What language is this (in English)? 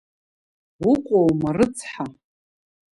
Abkhazian